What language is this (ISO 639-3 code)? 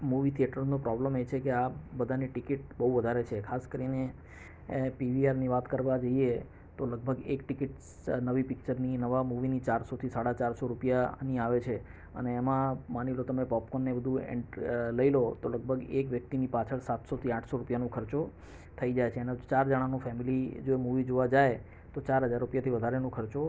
guj